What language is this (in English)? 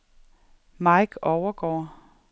Danish